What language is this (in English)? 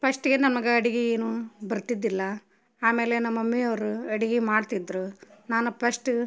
Kannada